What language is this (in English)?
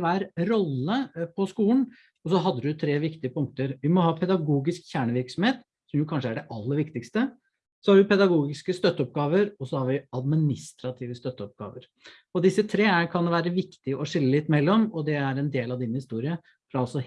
Norwegian